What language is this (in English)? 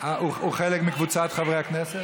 Hebrew